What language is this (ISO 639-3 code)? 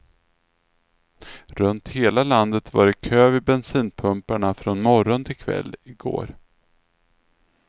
swe